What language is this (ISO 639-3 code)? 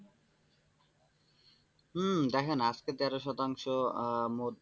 ben